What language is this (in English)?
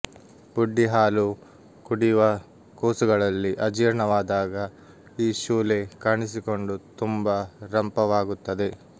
Kannada